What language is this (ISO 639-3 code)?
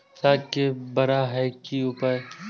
mai